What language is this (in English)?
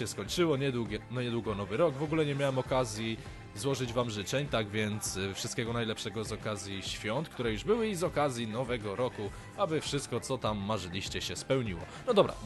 Polish